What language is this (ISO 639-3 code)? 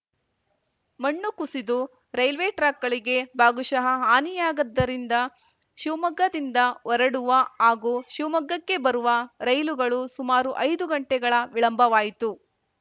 kan